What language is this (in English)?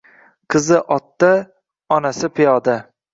Uzbek